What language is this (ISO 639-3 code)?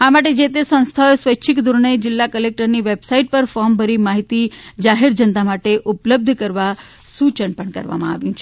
guj